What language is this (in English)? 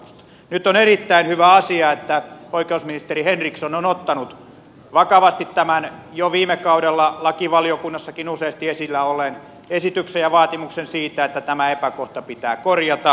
Finnish